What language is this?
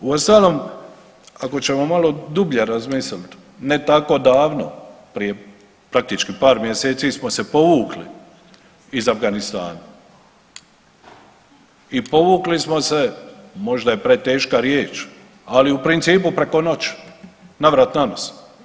Croatian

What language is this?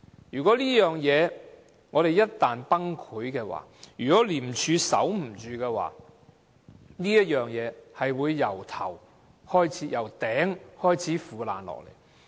Cantonese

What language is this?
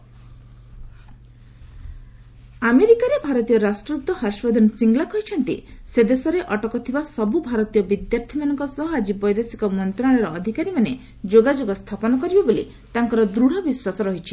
Odia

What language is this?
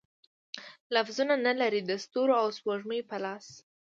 Pashto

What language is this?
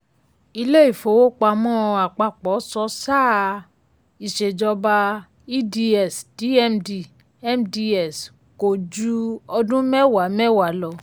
Yoruba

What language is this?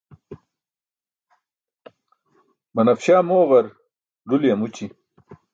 Burushaski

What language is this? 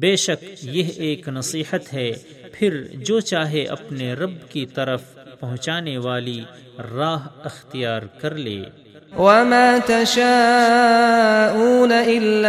Urdu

